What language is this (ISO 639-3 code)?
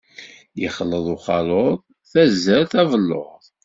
kab